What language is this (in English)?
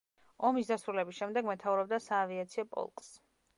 Georgian